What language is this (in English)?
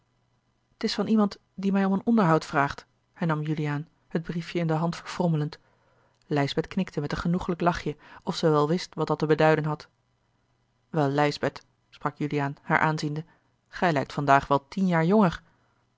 Dutch